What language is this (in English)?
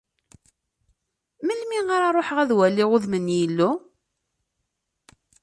Kabyle